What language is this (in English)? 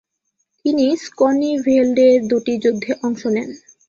Bangla